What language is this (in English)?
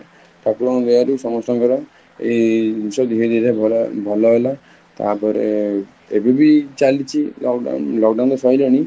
Odia